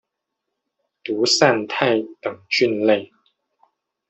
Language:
Chinese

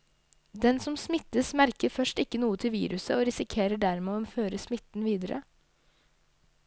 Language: Norwegian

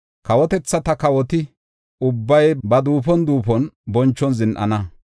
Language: Gofa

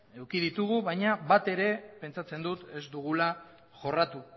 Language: Basque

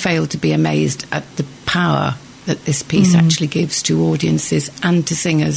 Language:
English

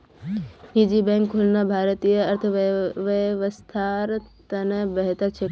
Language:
Magahi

